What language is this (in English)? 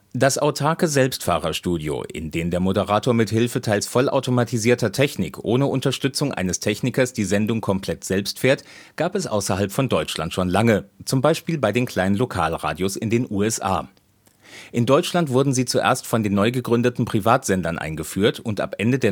German